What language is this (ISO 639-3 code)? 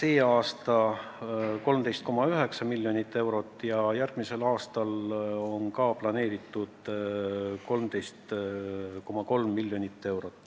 est